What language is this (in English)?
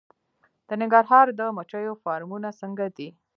Pashto